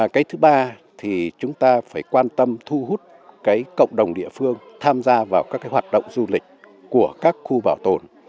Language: Vietnamese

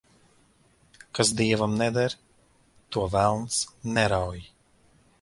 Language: Latvian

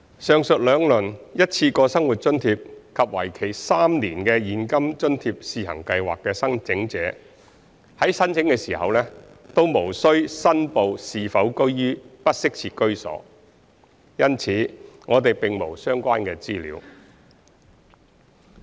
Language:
Cantonese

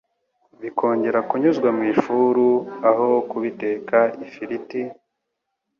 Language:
Kinyarwanda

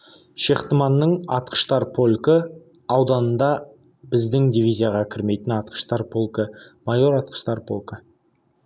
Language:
Kazakh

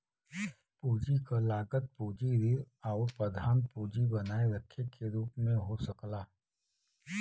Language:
Bhojpuri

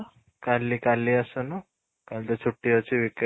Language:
Odia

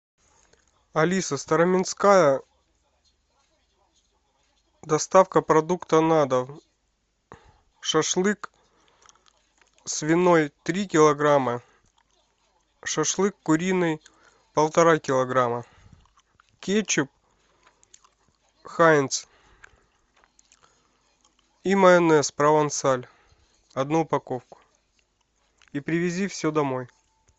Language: Russian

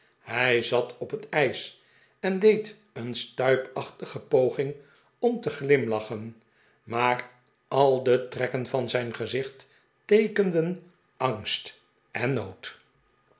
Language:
Dutch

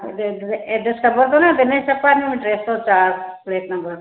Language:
Sindhi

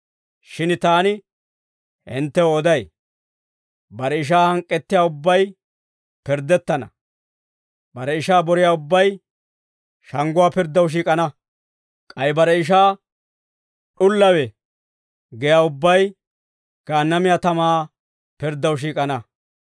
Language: Dawro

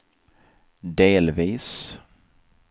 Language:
Swedish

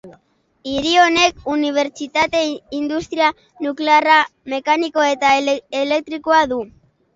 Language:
Basque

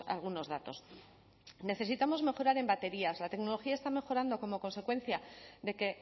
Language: Spanish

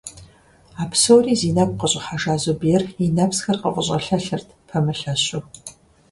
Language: Kabardian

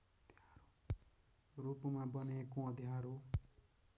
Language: Nepali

